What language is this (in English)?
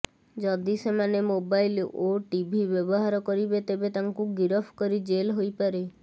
Odia